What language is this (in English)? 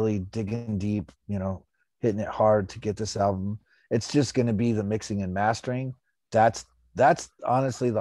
English